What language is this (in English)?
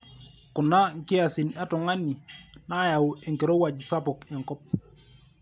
Masai